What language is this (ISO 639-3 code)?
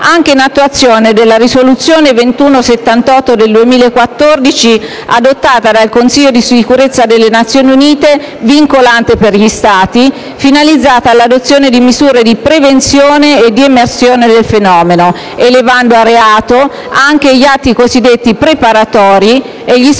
ita